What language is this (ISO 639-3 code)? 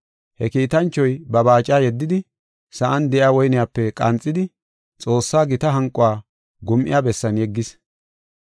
gof